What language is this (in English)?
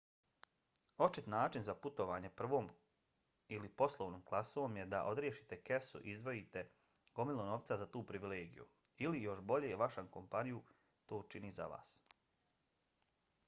Bosnian